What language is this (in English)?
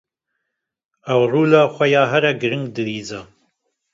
Kurdish